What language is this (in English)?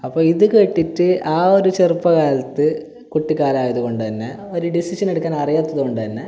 Malayalam